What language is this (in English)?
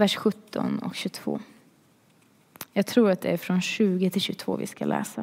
Swedish